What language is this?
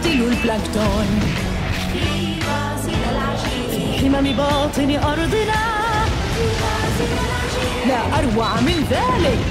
Arabic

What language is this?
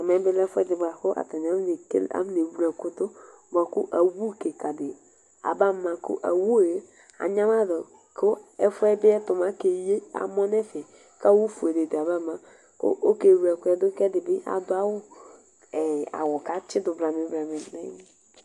Ikposo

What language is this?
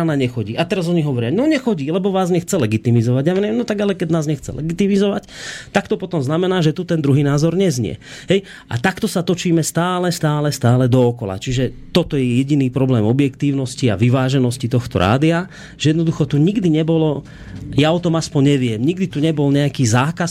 Slovak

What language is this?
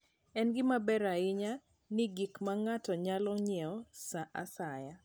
Luo (Kenya and Tanzania)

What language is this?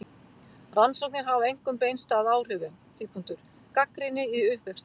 Icelandic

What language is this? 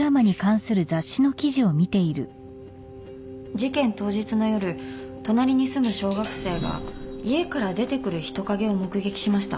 Japanese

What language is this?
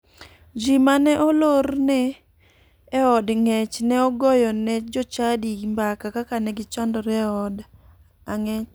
Luo (Kenya and Tanzania)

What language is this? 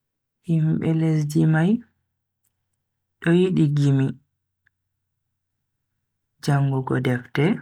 Bagirmi Fulfulde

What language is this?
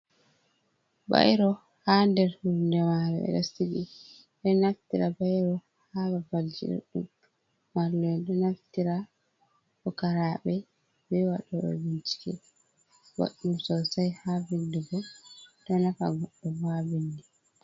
Fula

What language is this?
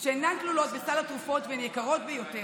Hebrew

